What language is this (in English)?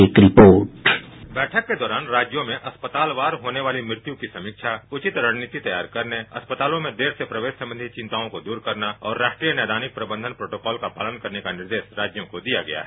Hindi